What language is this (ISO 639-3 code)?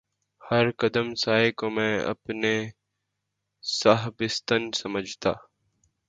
urd